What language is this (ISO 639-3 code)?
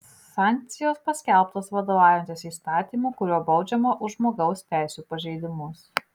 lit